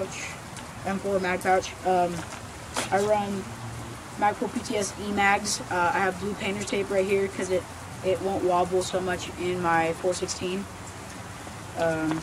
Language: English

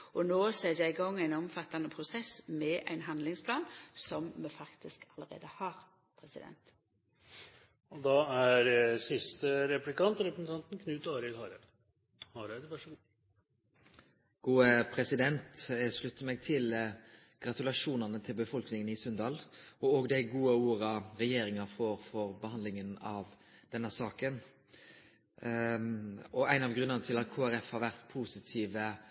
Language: Norwegian Nynorsk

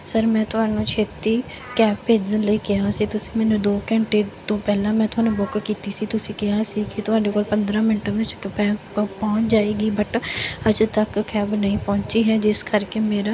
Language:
Punjabi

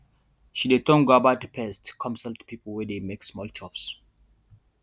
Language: Nigerian Pidgin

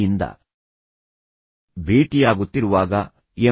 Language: Kannada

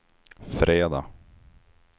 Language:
Swedish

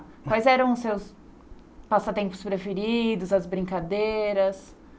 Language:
Portuguese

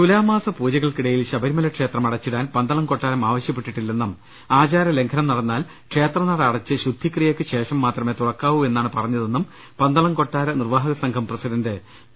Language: Malayalam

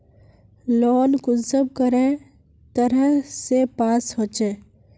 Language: Magahi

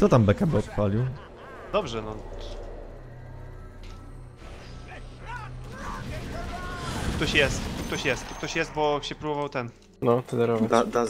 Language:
Polish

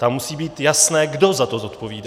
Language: Czech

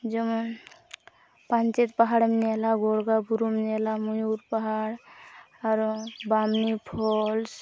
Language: Santali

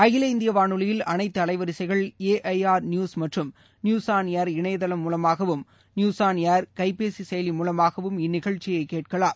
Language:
Tamil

